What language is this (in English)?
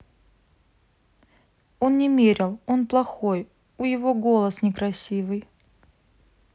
Russian